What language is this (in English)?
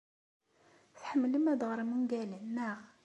Kabyle